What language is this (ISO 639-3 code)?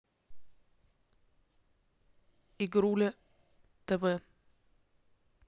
rus